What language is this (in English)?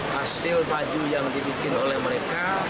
Indonesian